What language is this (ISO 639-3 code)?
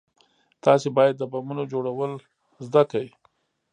pus